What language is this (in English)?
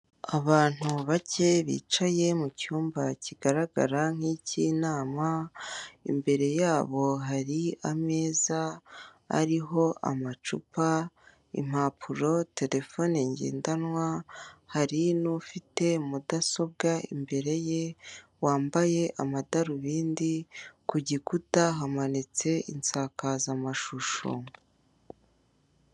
Kinyarwanda